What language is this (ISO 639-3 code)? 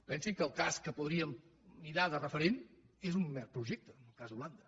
cat